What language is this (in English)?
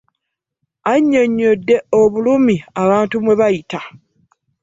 Ganda